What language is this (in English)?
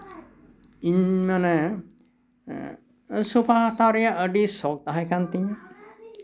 Santali